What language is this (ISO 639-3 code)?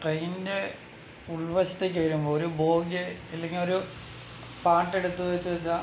mal